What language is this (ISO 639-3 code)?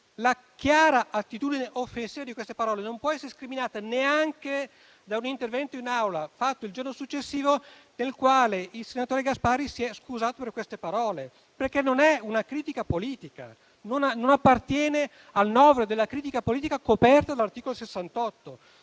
ita